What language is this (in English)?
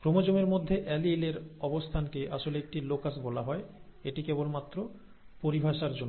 Bangla